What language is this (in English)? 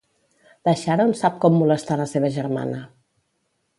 Catalan